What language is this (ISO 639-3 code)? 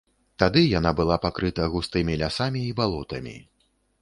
bel